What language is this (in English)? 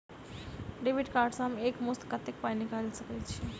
Maithili